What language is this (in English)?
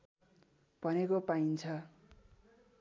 Nepali